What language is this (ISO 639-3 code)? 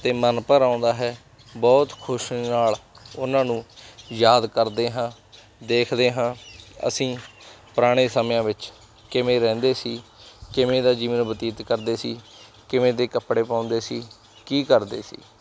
pan